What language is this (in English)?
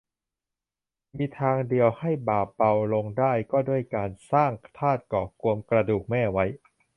Thai